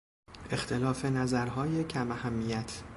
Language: Persian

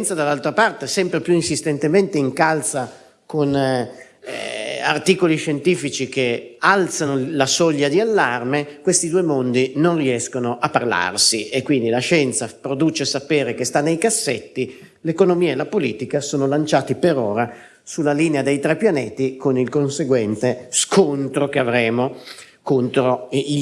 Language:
Italian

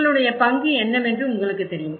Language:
Tamil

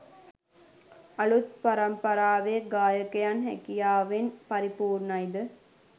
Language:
Sinhala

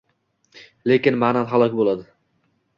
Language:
Uzbek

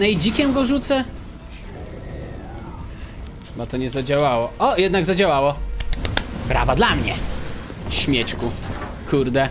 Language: Polish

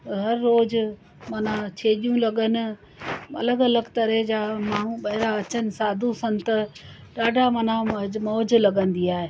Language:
Sindhi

